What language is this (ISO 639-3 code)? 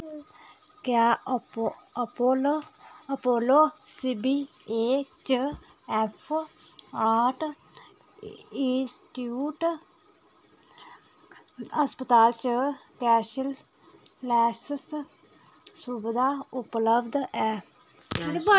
doi